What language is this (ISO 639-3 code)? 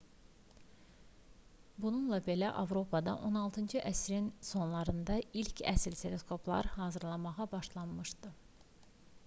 aze